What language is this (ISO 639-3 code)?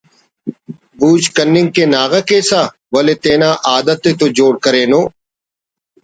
brh